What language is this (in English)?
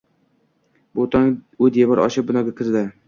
Uzbek